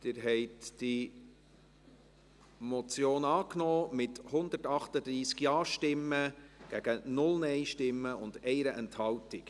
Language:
Swiss German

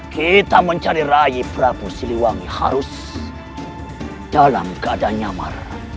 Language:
Indonesian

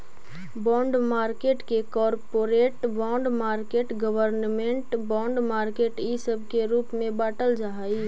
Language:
Magahi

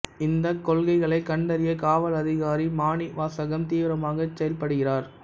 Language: Tamil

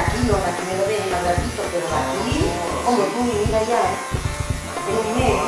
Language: Spanish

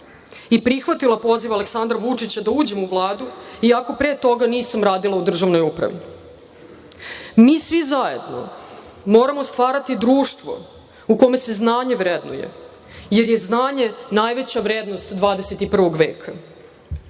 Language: Serbian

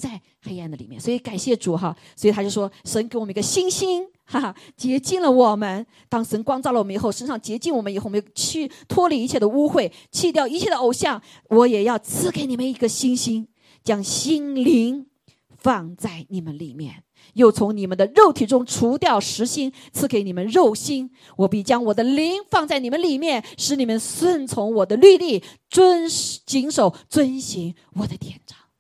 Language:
Chinese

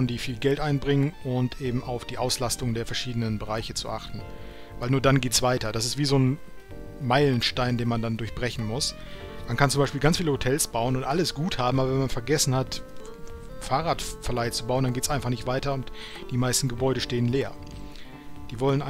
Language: German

